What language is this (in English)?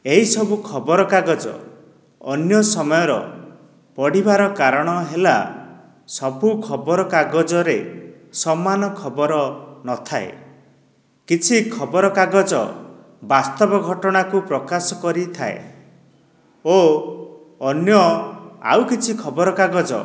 Odia